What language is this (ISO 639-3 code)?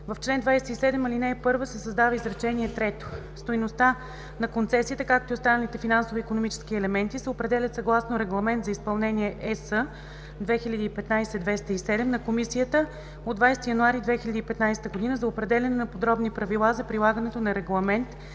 bul